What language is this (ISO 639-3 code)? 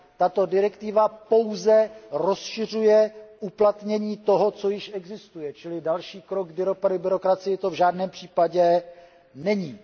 ces